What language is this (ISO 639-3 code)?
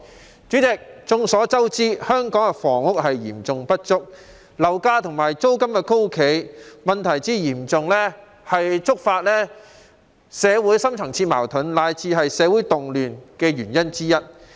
yue